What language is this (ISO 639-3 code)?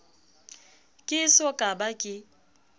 sot